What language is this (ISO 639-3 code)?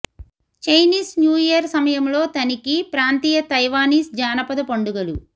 tel